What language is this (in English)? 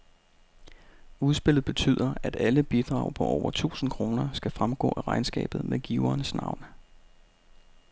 Danish